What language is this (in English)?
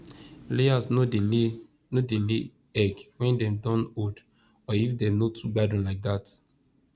Nigerian Pidgin